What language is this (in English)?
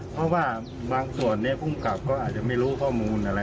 Thai